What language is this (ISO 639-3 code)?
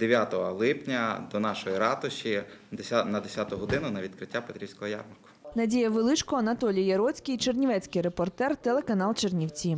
ukr